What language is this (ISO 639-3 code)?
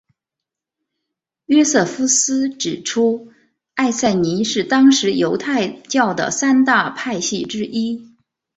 zho